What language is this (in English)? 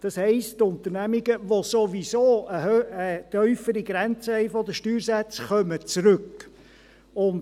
Swiss German